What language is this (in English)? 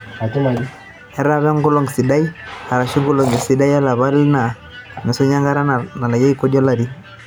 Masai